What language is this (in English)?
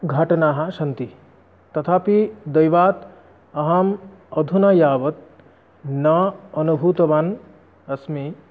Sanskrit